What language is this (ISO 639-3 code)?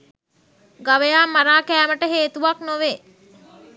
sin